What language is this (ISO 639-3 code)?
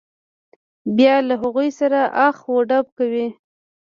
pus